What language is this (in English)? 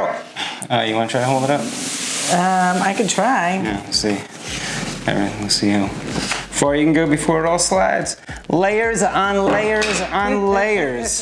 English